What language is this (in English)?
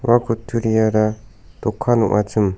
Garo